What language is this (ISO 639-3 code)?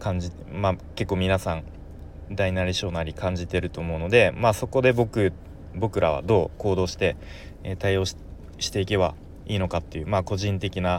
jpn